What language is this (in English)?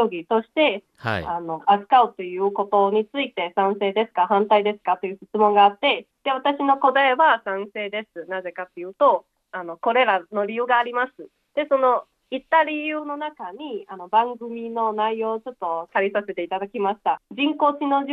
Japanese